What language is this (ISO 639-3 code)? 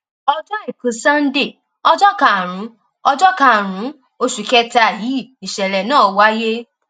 yor